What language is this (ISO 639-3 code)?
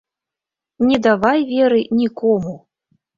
bel